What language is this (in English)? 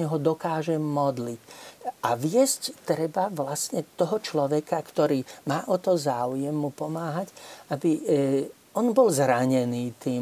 Slovak